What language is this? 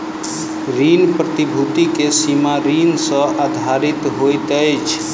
Maithili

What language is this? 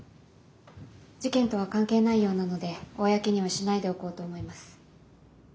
Japanese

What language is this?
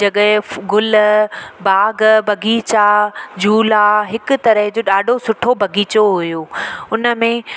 Sindhi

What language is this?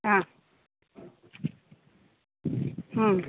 Sanskrit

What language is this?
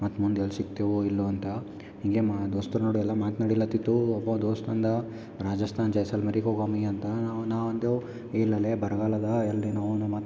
Kannada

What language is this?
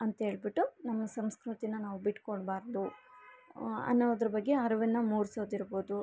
Kannada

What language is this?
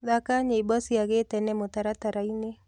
Kikuyu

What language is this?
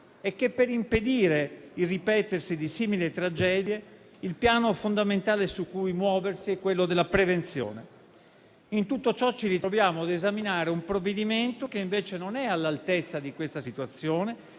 Italian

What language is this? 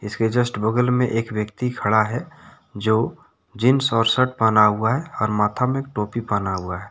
Hindi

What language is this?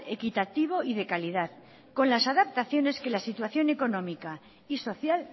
Spanish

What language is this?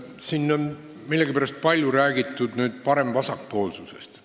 Estonian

